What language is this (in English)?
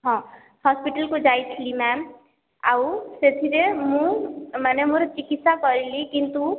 Odia